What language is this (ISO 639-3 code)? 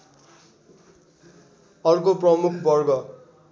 nep